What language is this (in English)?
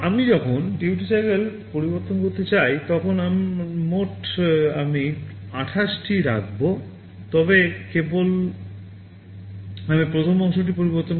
Bangla